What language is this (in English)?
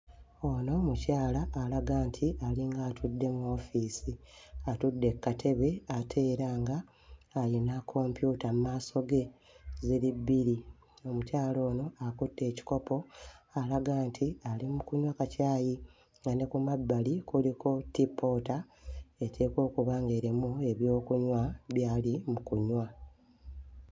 Ganda